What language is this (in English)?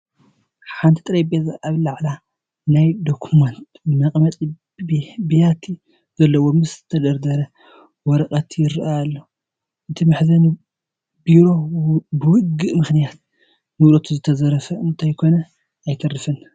Tigrinya